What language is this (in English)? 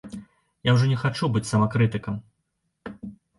Belarusian